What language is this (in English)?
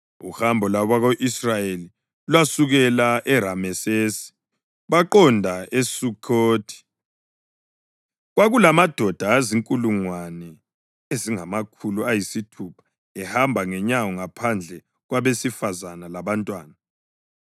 North Ndebele